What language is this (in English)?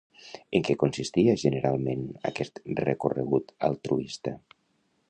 Catalan